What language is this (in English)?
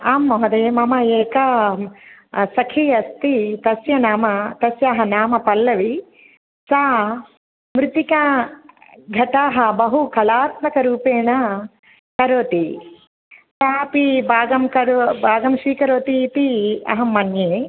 Sanskrit